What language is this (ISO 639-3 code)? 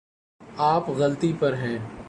urd